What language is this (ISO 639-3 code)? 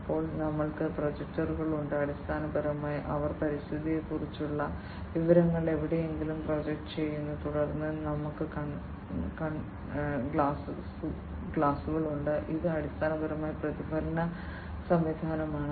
mal